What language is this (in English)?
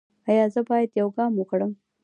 Pashto